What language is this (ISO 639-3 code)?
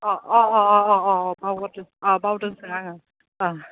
brx